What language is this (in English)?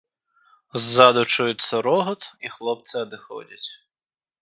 Belarusian